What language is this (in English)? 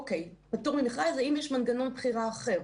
Hebrew